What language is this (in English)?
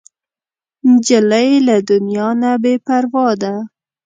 Pashto